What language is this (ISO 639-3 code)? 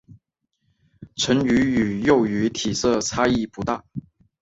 zho